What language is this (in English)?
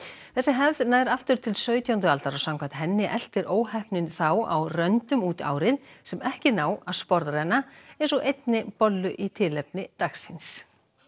Icelandic